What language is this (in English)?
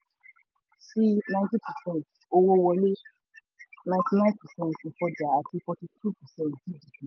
Yoruba